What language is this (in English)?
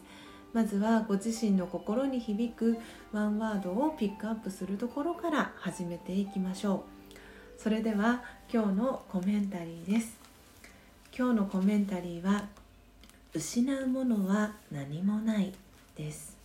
Japanese